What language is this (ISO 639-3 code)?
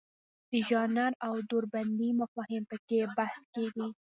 pus